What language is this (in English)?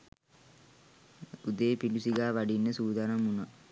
Sinhala